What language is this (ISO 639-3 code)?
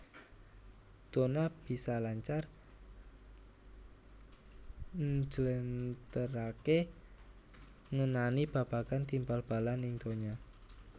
jav